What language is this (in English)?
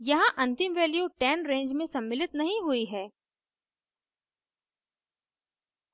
Hindi